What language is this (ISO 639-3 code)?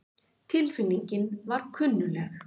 isl